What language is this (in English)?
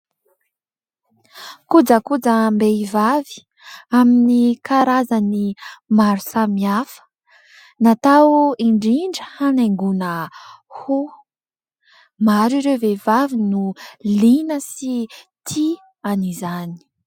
Malagasy